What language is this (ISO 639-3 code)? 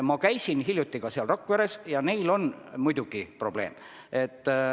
est